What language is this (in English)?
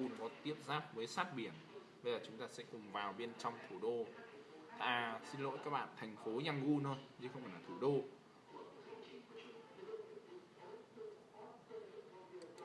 Vietnamese